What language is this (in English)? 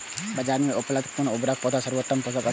Maithili